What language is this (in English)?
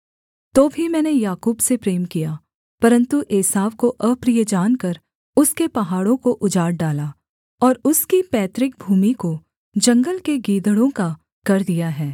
Hindi